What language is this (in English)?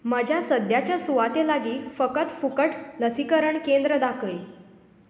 Konkani